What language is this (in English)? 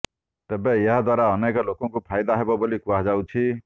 Odia